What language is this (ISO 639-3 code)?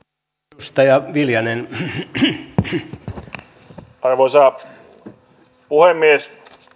fin